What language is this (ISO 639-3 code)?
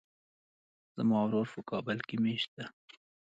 pus